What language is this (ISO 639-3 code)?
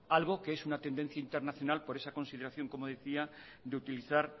spa